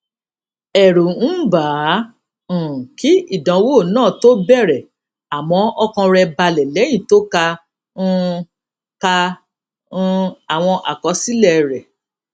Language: Yoruba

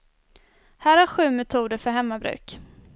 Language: Swedish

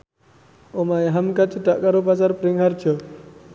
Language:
Javanese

